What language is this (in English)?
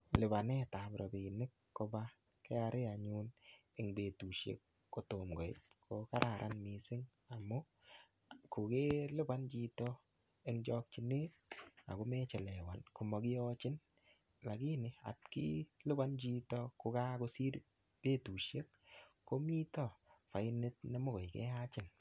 Kalenjin